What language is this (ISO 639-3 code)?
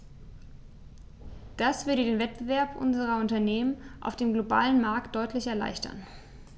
deu